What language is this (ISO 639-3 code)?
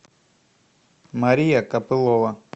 rus